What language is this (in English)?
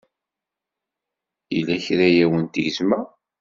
Kabyle